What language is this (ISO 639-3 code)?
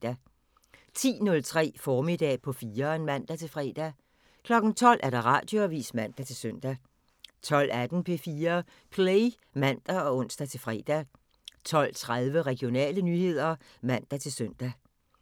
dan